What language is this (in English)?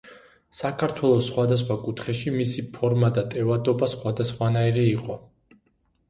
Georgian